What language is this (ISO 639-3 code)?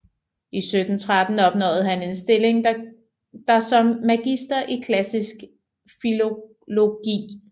dan